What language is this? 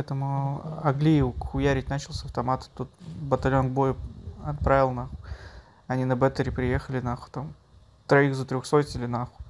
Russian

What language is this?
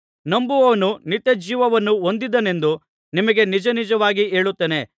Kannada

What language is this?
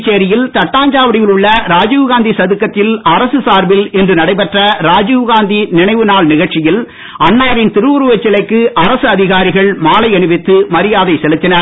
Tamil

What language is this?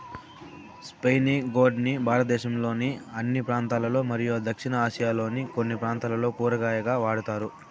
Telugu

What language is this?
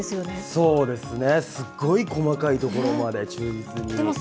Japanese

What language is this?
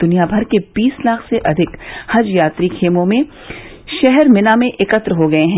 Hindi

